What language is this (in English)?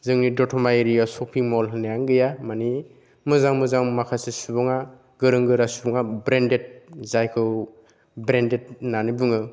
Bodo